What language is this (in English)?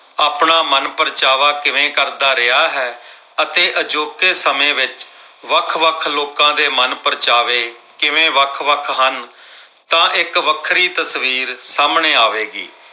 Punjabi